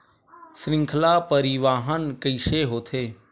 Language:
Chhattisgarhi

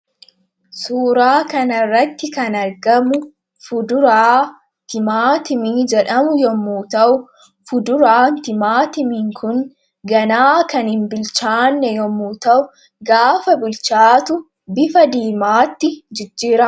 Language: Oromo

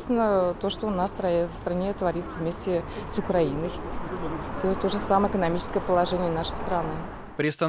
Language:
Russian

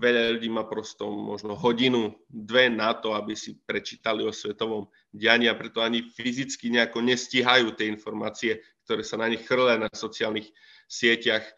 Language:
Slovak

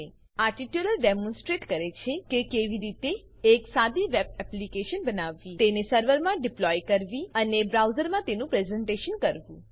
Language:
Gujarati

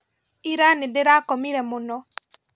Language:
Kikuyu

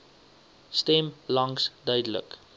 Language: Afrikaans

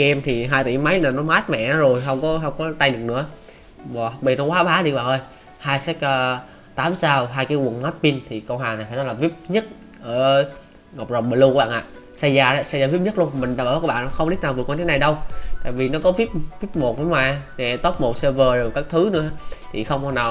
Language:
Vietnamese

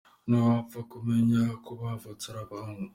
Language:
Kinyarwanda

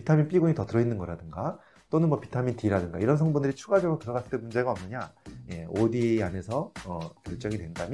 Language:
Korean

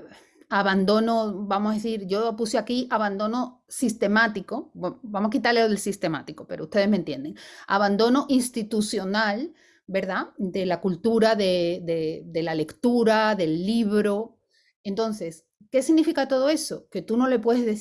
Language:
Spanish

